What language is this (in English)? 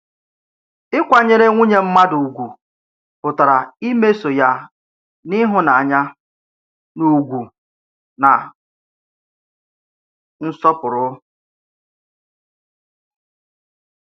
Igbo